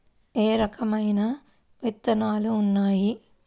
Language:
Telugu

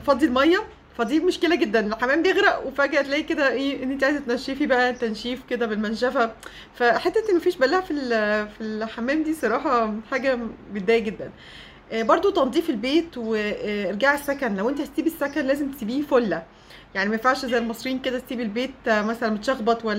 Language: Arabic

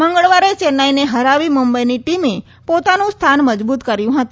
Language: Gujarati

